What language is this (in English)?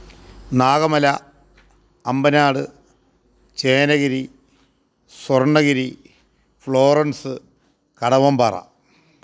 Malayalam